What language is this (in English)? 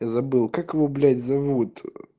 Russian